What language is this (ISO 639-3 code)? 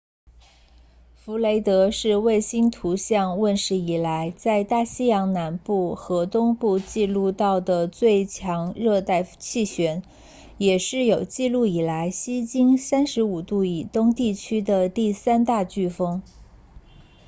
zho